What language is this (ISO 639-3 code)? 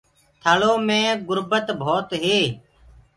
ggg